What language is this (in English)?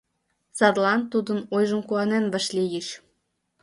Mari